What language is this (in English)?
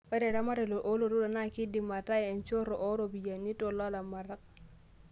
Masai